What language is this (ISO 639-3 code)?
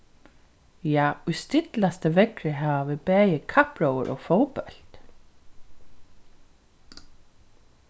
fao